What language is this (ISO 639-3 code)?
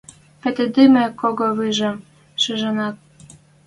mrj